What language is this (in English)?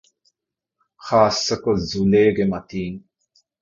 Divehi